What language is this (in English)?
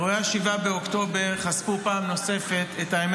Hebrew